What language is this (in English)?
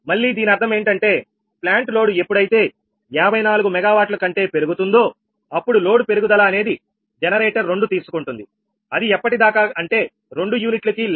Telugu